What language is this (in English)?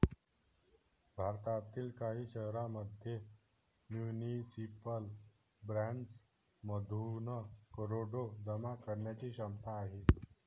Marathi